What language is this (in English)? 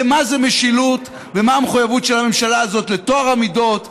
Hebrew